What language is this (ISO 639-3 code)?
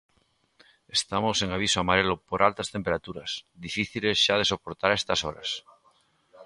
glg